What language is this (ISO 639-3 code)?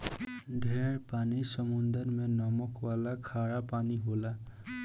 bho